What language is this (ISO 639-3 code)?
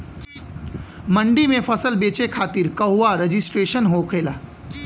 bho